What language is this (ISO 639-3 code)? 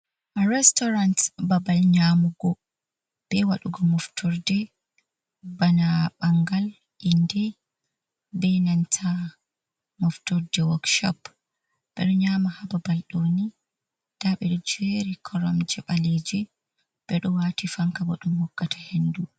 ful